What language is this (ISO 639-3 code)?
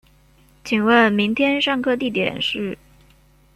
zho